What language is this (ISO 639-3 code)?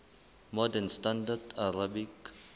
sot